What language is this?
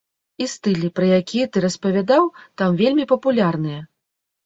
Belarusian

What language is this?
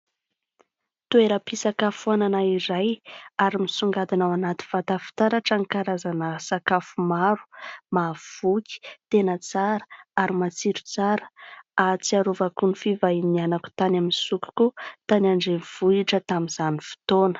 Malagasy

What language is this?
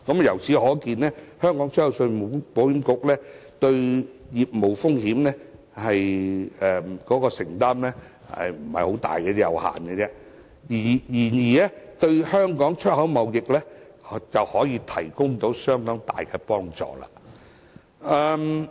Cantonese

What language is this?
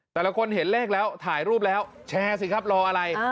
Thai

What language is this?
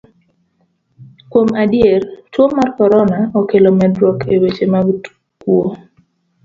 Luo (Kenya and Tanzania)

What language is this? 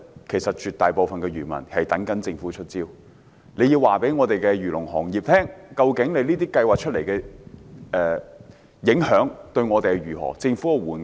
Cantonese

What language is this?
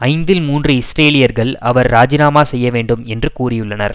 Tamil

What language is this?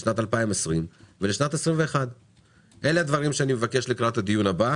Hebrew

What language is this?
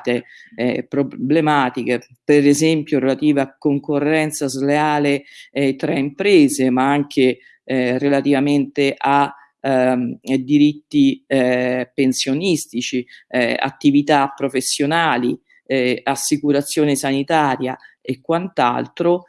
Italian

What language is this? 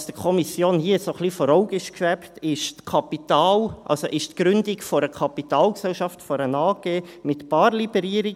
Swiss German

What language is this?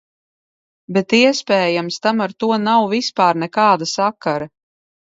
Latvian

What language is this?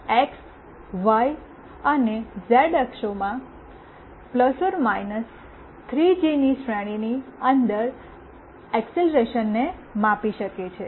Gujarati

